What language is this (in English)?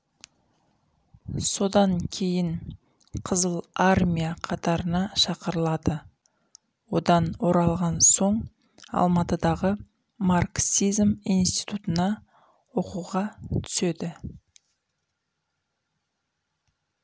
Kazakh